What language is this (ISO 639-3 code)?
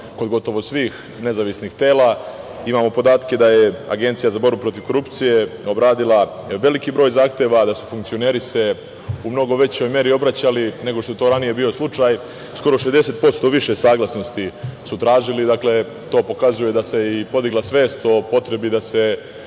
srp